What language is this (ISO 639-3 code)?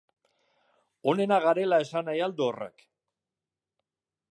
eus